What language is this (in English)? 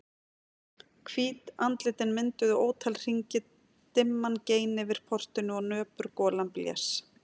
Icelandic